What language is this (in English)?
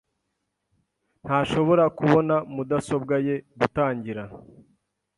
Kinyarwanda